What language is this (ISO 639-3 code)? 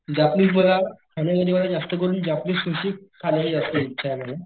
mar